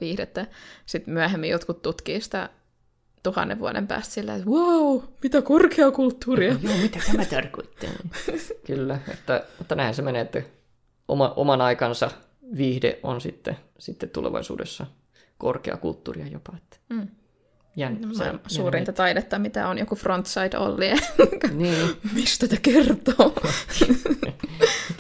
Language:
Finnish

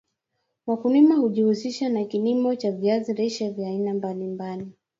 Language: Swahili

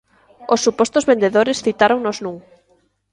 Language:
Galician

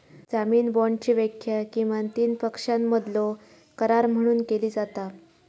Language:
Marathi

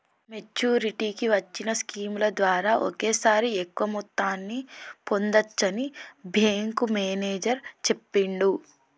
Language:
Telugu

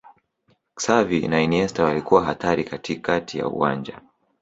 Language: Swahili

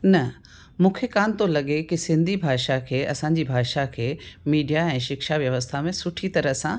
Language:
Sindhi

